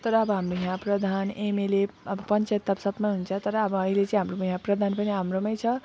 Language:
Nepali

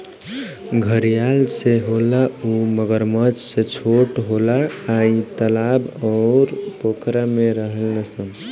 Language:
Bhojpuri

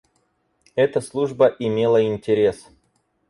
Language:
Russian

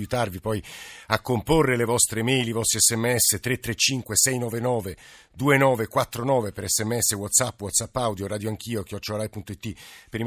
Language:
Italian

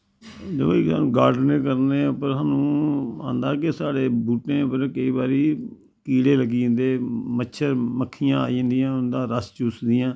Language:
Dogri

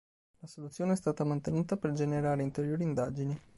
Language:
Italian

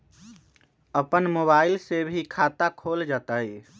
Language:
Magahi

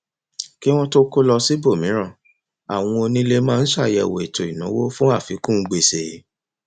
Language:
Yoruba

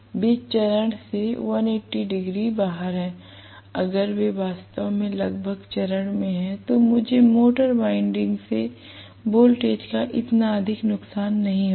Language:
Hindi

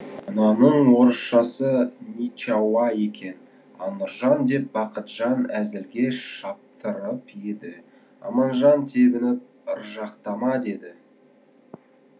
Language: Kazakh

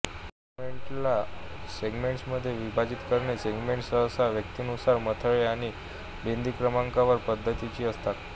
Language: Marathi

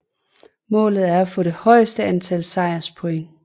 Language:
Danish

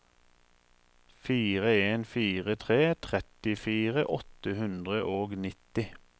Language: Norwegian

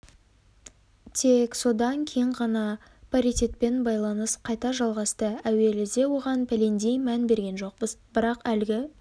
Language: Kazakh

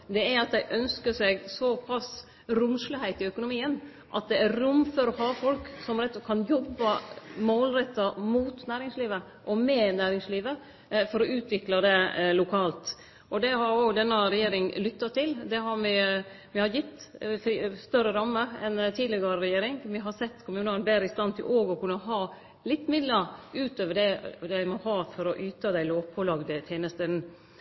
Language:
Norwegian Nynorsk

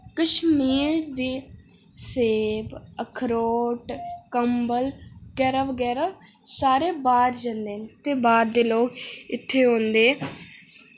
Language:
Dogri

